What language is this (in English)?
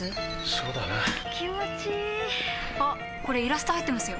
Japanese